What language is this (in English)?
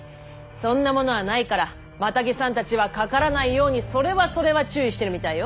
Japanese